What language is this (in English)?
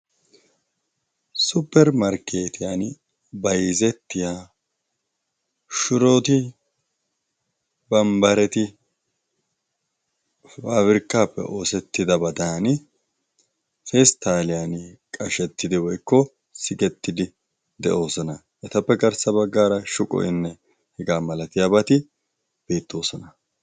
Wolaytta